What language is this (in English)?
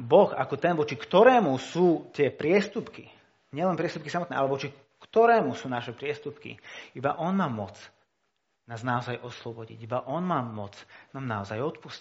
Slovak